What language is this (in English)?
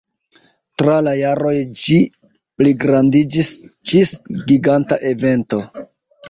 Esperanto